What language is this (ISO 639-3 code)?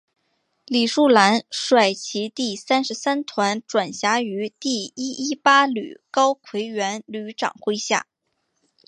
zho